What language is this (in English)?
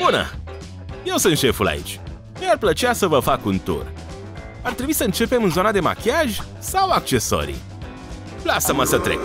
Romanian